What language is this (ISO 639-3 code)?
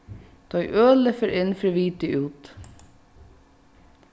fao